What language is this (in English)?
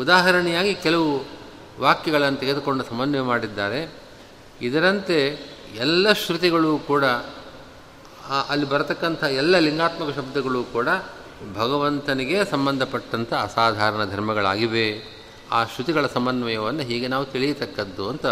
Kannada